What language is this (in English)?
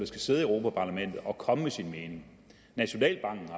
Danish